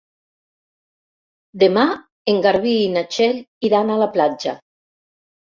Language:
Catalan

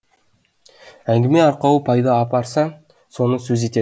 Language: Kazakh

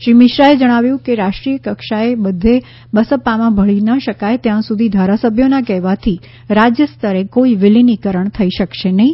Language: Gujarati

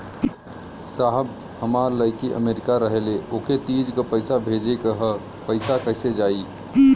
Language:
Bhojpuri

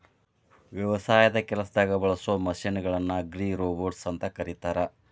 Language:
Kannada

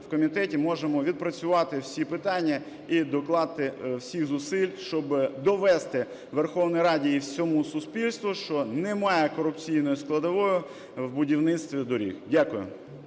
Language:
Ukrainian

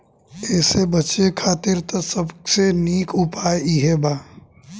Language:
Bhojpuri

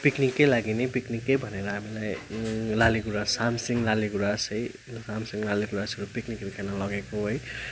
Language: Nepali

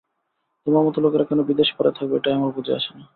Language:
Bangla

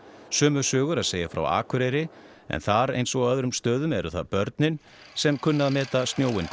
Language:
Icelandic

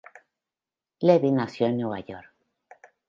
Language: Spanish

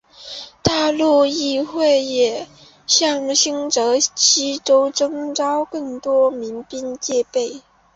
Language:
Chinese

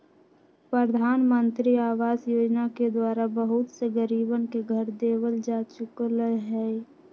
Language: Magahi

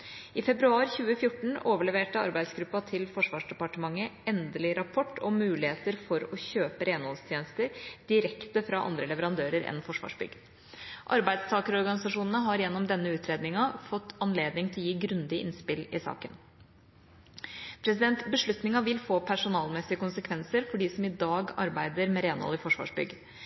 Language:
Norwegian Bokmål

